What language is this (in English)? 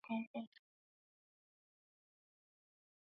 Uzbek